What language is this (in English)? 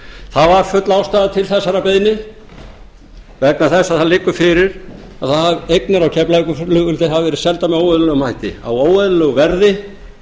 Icelandic